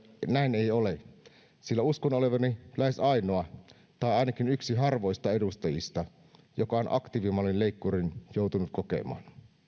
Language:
Finnish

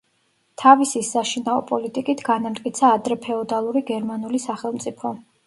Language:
Georgian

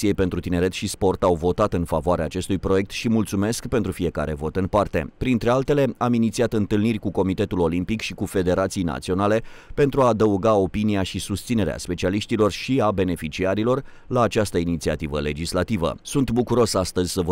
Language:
Romanian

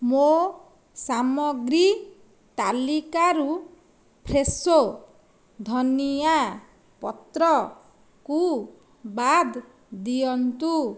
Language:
Odia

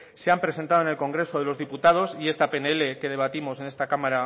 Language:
Spanish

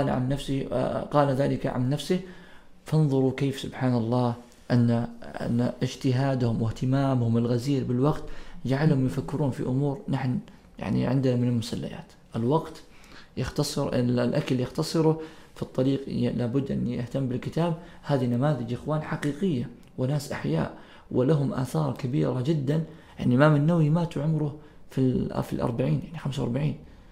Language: Arabic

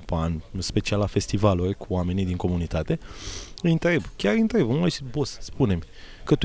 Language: Romanian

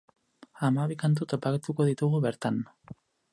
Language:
Basque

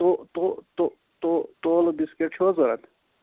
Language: Kashmiri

